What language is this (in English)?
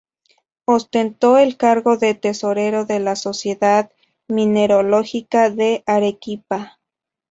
Spanish